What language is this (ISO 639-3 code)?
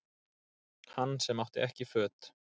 isl